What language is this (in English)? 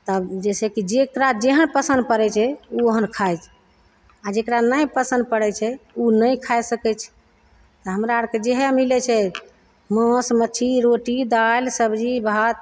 Maithili